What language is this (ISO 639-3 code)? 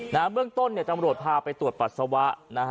tha